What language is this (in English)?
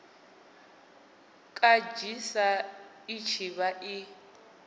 Venda